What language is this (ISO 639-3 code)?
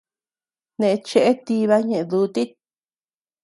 cux